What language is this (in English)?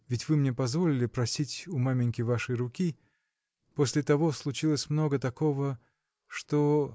Russian